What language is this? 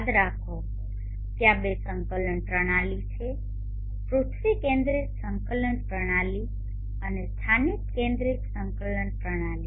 Gujarati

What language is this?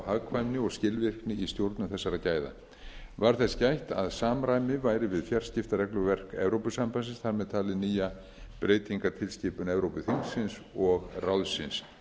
Icelandic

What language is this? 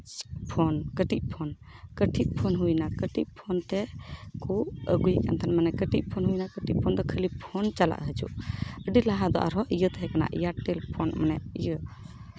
Santali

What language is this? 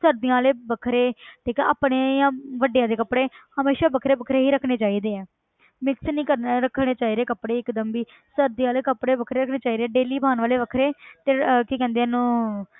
Punjabi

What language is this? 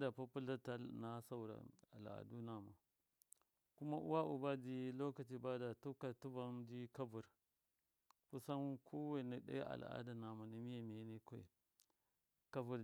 Miya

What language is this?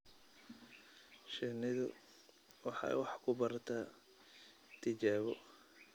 Somali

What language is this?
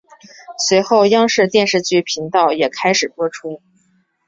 Chinese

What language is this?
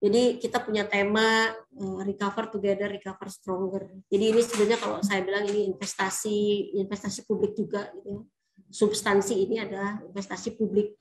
Indonesian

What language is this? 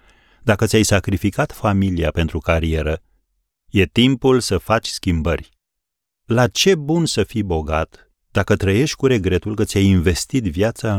Romanian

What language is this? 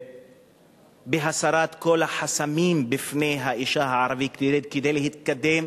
Hebrew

